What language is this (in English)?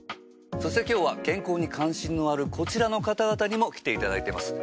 Japanese